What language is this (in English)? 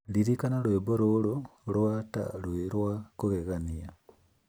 Kikuyu